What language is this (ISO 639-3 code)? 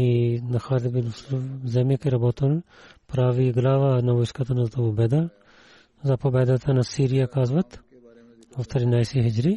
bul